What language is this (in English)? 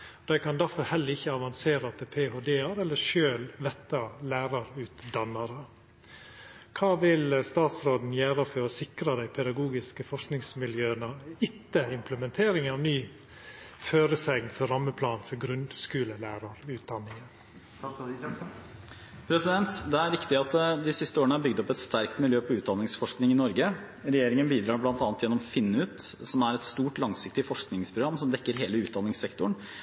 Norwegian